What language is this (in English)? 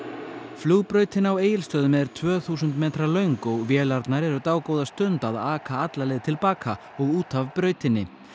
Icelandic